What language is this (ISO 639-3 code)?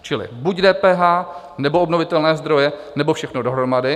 ces